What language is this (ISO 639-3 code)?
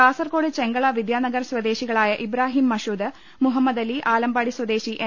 mal